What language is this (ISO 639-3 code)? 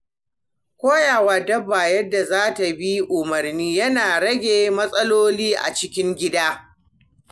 hau